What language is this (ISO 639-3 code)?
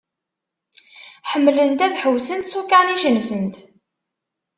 kab